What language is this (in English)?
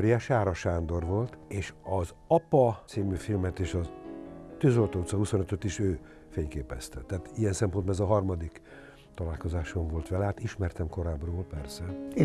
Hungarian